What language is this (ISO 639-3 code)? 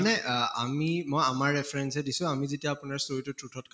asm